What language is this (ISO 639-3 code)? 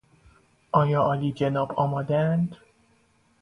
fas